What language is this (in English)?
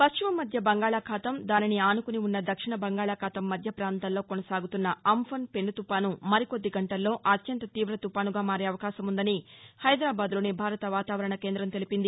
Telugu